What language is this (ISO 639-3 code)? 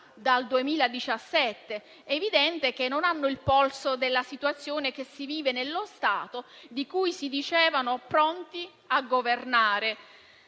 ita